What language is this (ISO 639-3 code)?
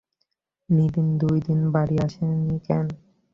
ben